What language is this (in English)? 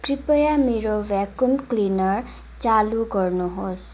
Nepali